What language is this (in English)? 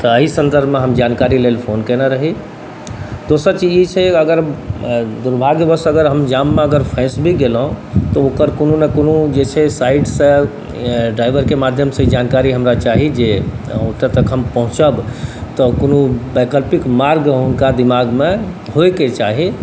Maithili